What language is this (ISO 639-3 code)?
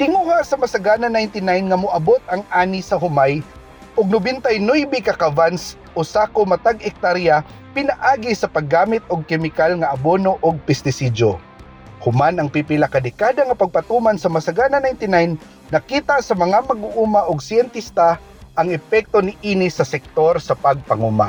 fil